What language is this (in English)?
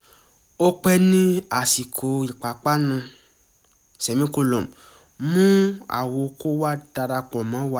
Yoruba